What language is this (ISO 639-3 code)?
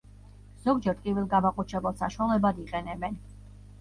kat